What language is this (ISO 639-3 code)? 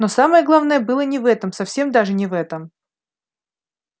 rus